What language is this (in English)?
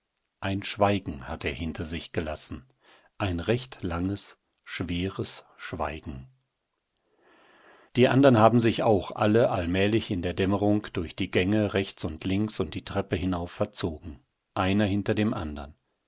German